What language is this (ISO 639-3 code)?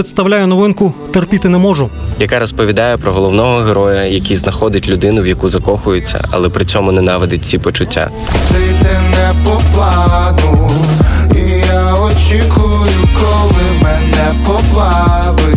ukr